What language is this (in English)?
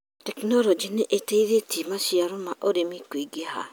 Kikuyu